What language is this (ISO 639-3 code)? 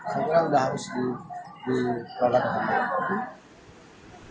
ind